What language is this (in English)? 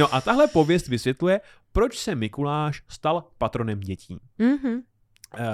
Czech